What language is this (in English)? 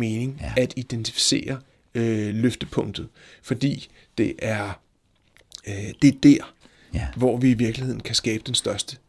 Danish